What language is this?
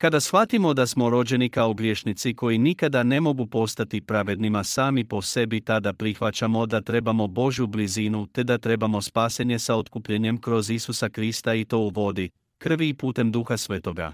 Croatian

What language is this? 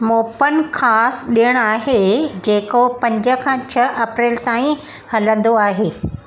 Sindhi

